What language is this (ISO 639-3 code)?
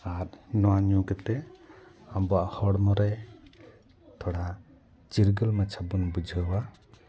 sat